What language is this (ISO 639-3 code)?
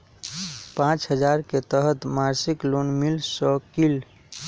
mag